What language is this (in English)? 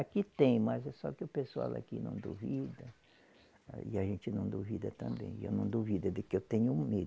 Portuguese